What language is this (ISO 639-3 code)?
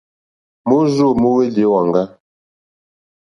bri